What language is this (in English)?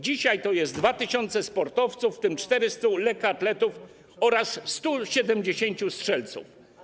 Polish